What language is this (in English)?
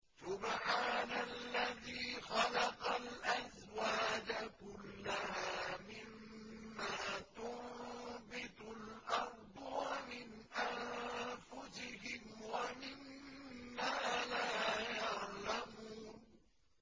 Arabic